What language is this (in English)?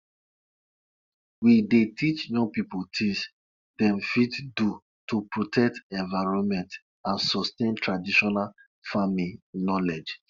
Nigerian Pidgin